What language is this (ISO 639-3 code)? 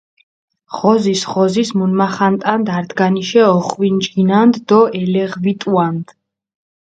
xmf